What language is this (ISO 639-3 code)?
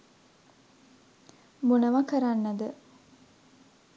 sin